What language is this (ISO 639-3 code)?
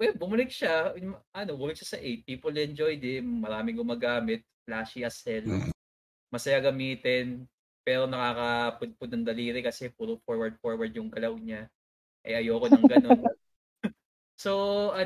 fil